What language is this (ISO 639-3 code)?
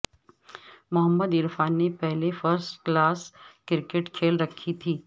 urd